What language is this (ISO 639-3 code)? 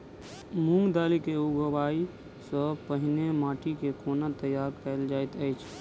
mai